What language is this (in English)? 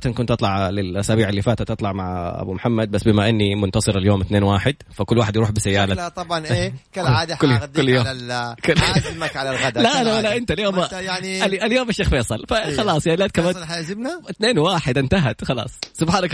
Arabic